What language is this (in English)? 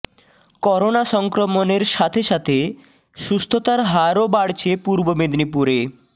Bangla